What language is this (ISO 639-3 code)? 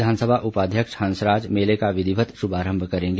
hin